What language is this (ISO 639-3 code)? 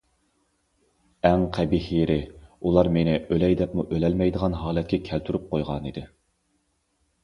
uig